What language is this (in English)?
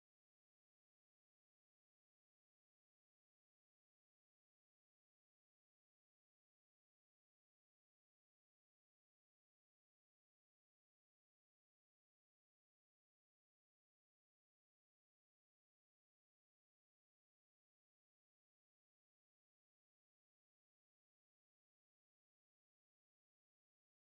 Somali